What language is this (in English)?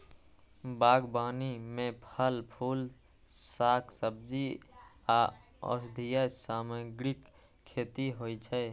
Maithili